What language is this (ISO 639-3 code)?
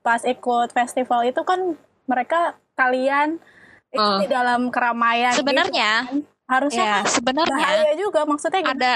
ind